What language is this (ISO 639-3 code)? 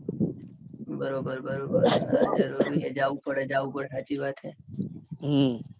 guj